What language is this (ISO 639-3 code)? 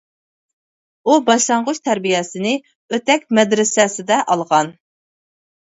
uig